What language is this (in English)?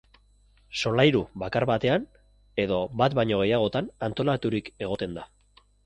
Basque